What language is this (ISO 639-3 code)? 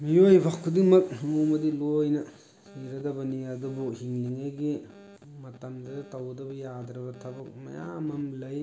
mni